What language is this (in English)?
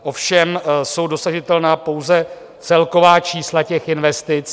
Czech